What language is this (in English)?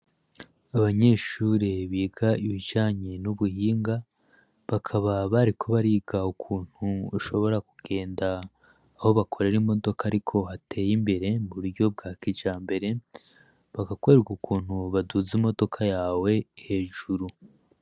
Rundi